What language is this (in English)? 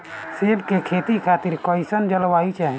Bhojpuri